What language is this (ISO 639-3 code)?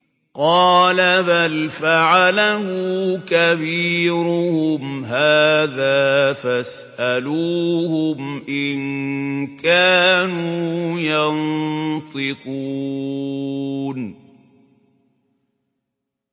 ara